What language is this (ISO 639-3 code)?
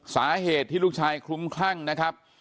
tha